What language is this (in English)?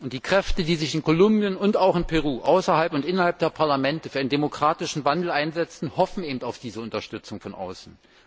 German